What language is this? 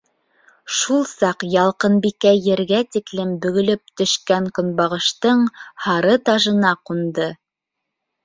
Bashkir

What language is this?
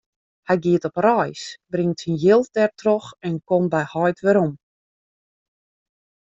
Western Frisian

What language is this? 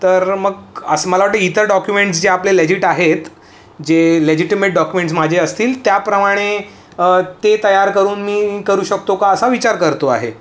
Marathi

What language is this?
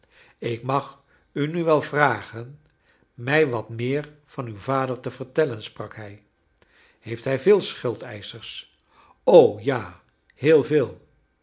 Dutch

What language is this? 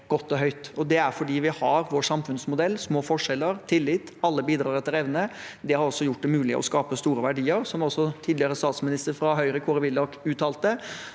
Norwegian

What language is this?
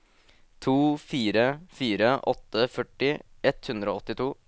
Norwegian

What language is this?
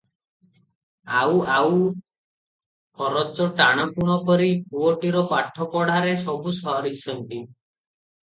Odia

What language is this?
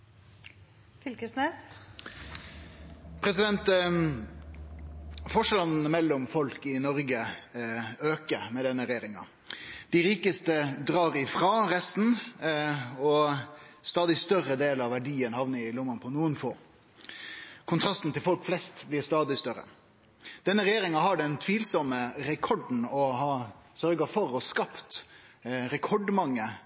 Norwegian Nynorsk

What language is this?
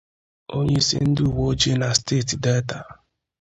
Igbo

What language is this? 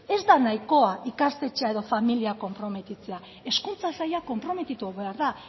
Basque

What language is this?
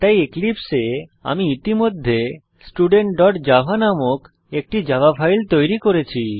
Bangla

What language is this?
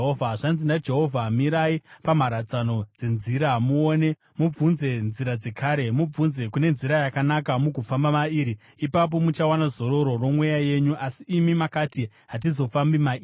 Shona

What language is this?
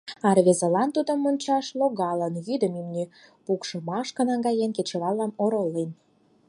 Mari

